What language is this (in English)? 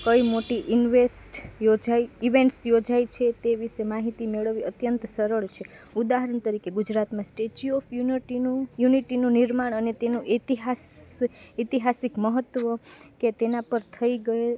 Gujarati